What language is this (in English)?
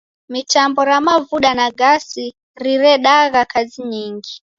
Taita